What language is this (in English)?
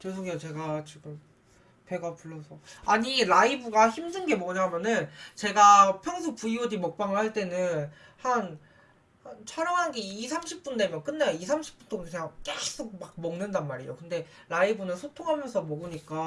Korean